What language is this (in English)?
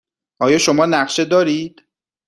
Persian